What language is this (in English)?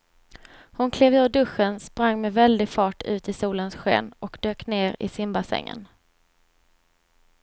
Swedish